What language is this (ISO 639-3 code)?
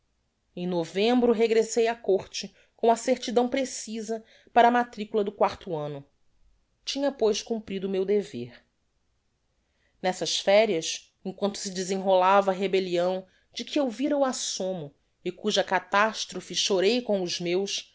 por